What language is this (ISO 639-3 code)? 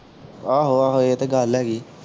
pan